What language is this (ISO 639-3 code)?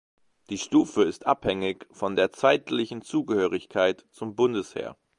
deu